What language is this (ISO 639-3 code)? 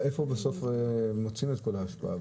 heb